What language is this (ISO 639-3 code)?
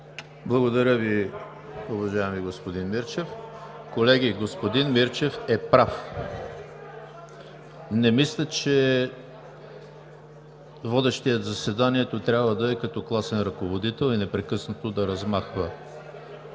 bul